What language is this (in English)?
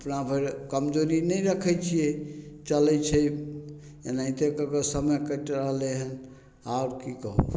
Maithili